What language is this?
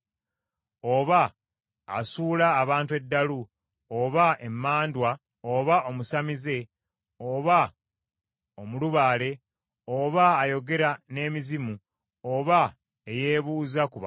Ganda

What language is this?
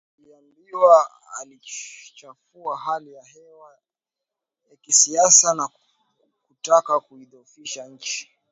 Swahili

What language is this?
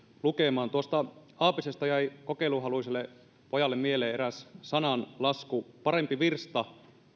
Finnish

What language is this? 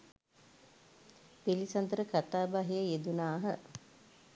Sinhala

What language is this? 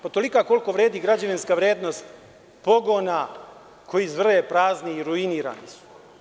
Serbian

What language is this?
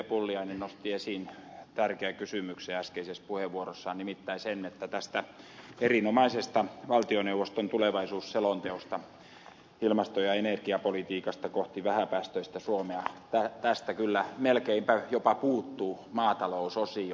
Finnish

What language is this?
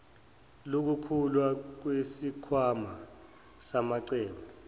Zulu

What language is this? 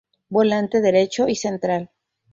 Spanish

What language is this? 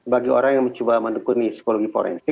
Indonesian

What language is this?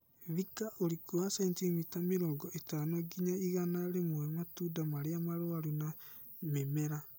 Kikuyu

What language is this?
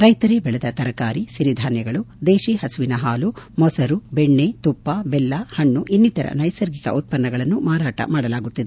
Kannada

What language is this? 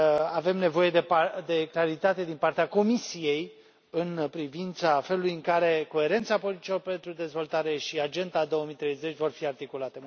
Romanian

